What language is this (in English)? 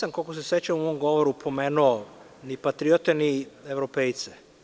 Serbian